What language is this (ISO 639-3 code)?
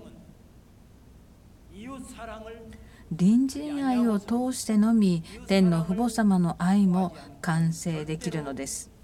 jpn